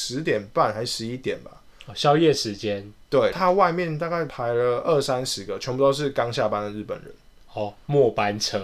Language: Chinese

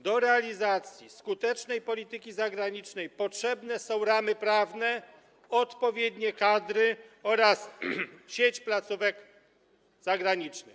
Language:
Polish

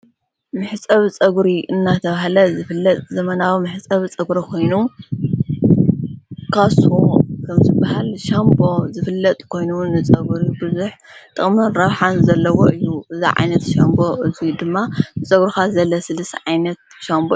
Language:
Tigrinya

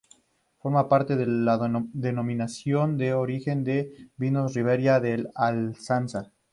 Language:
Spanish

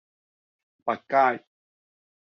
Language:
Cantonese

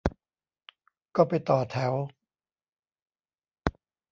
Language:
Thai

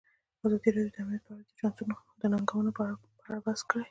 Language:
Pashto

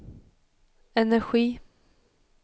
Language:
Swedish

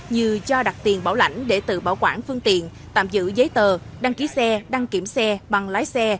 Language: Vietnamese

